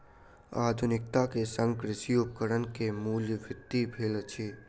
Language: Maithili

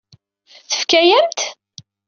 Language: Kabyle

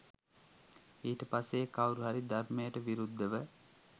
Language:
Sinhala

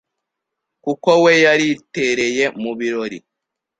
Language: Kinyarwanda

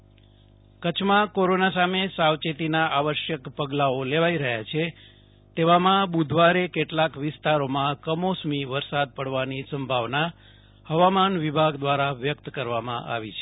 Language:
Gujarati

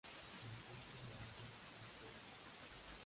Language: Spanish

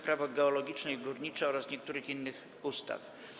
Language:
Polish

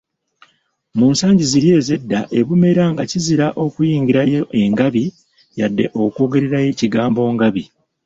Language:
Ganda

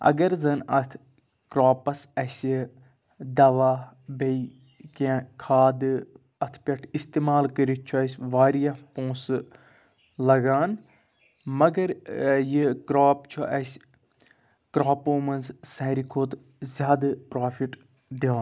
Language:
Kashmiri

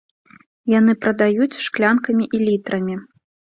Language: Belarusian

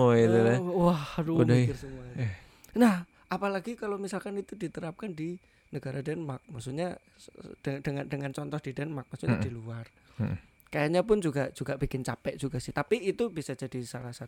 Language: Indonesian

